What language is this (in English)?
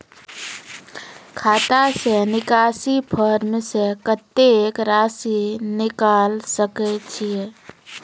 Maithili